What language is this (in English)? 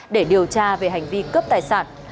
Vietnamese